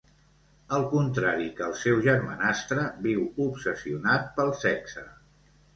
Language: Catalan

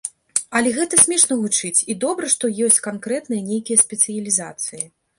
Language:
Belarusian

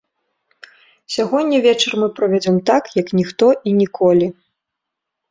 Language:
Belarusian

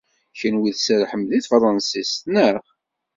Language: Kabyle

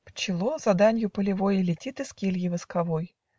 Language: Russian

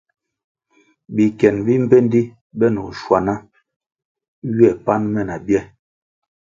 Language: Kwasio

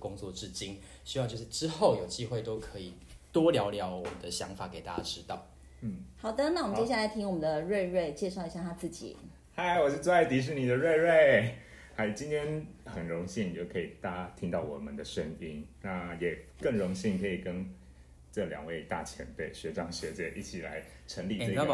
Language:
Chinese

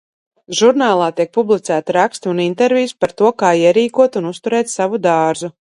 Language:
Latvian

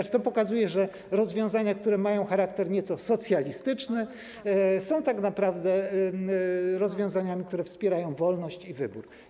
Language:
Polish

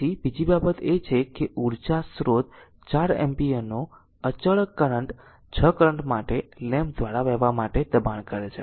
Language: Gujarati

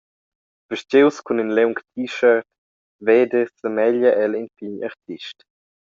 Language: Romansh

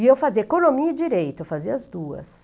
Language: Portuguese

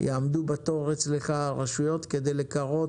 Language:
Hebrew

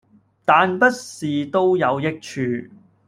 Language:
Cantonese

